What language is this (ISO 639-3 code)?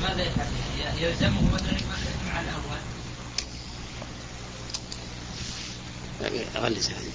ara